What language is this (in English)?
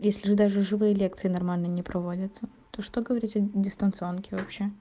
Russian